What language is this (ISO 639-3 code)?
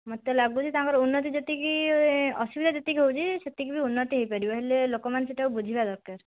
ori